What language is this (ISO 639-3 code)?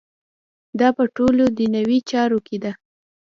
pus